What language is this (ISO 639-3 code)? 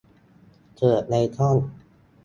tha